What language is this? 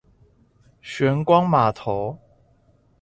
Chinese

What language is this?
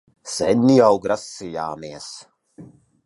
Latvian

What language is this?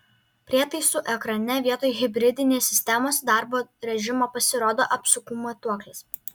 Lithuanian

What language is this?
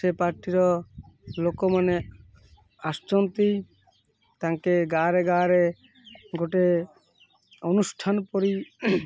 Odia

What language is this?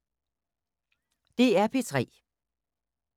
Danish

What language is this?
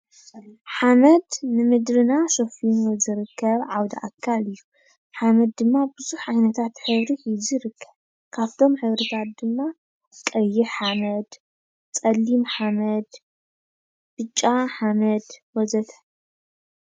Tigrinya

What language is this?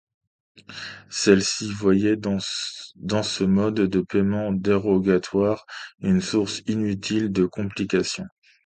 French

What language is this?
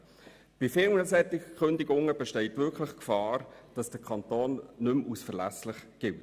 Swiss German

